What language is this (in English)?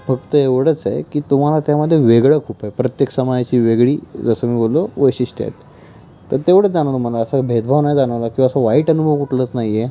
Marathi